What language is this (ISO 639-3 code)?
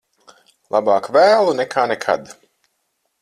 lav